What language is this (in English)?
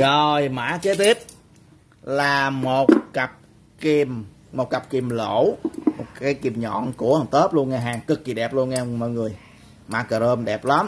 Vietnamese